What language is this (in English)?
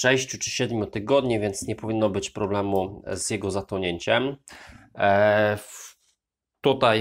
Polish